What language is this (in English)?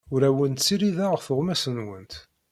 Kabyle